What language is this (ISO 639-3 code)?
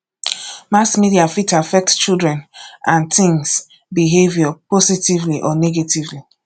pcm